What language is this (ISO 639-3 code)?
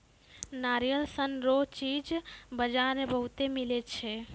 mai